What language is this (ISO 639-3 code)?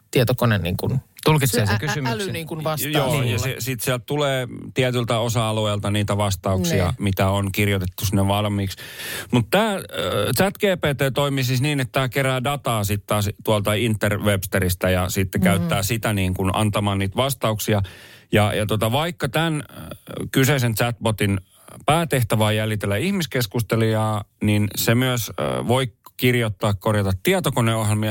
fin